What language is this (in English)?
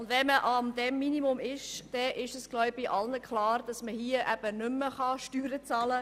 Swiss German